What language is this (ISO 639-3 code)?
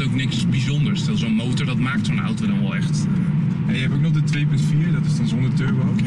nld